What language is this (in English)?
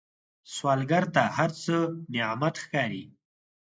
Pashto